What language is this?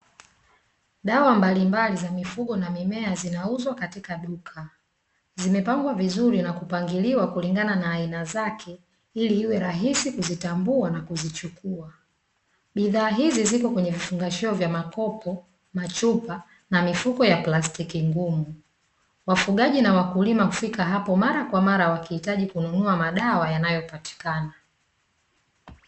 Swahili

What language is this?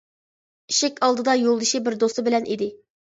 Uyghur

